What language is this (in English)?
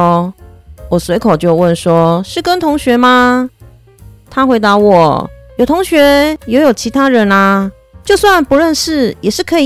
Chinese